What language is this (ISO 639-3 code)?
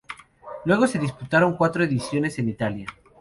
spa